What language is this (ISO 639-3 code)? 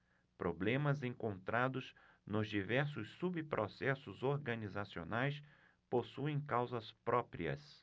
por